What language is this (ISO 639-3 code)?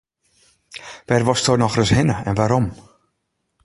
fry